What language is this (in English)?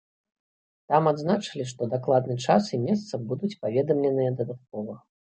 Belarusian